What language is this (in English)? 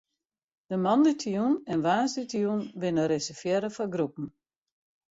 Western Frisian